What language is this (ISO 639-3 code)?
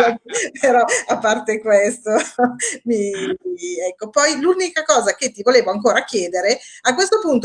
ita